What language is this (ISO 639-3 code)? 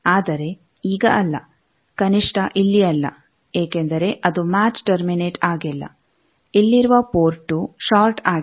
kan